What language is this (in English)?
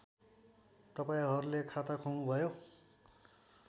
Nepali